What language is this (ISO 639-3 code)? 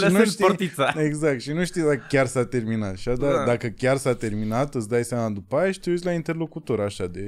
ron